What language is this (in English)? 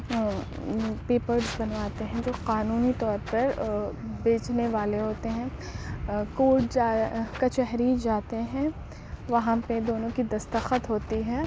Urdu